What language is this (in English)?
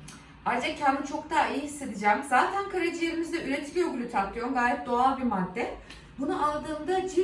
Turkish